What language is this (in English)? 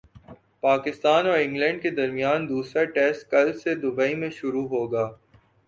Urdu